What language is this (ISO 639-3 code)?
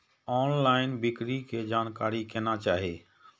mai